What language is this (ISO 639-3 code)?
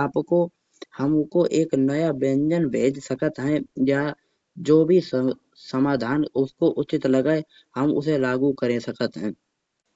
bjj